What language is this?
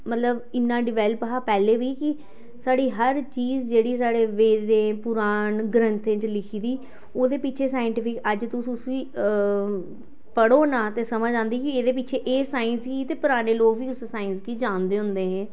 Dogri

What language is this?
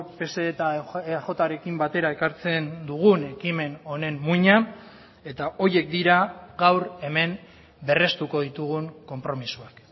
Basque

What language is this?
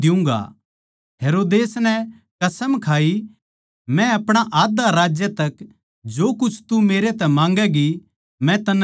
Haryanvi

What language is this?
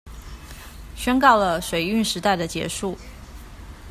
Chinese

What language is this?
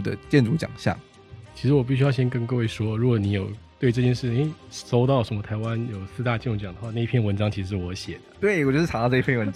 Chinese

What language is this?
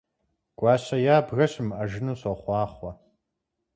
Kabardian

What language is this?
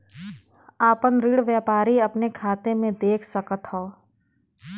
Bhojpuri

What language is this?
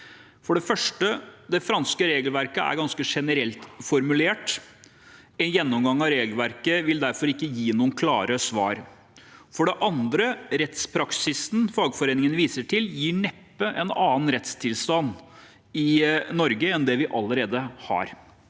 Norwegian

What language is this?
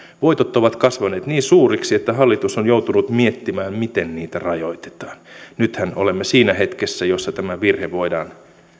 Finnish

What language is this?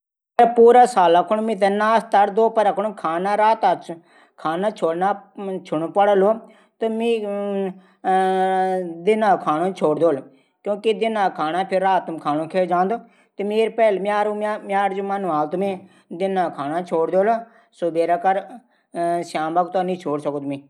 Garhwali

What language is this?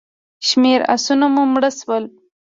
Pashto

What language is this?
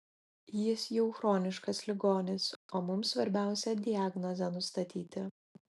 Lithuanian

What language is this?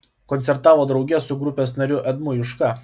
Lithuanian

